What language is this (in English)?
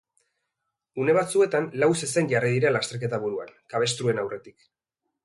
Basque